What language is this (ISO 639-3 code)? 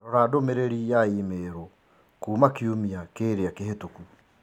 kik